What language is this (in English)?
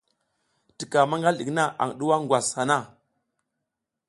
South Giziga